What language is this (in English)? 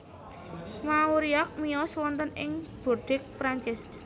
Javanese